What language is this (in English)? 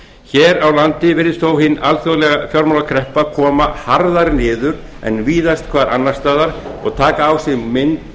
Icelandic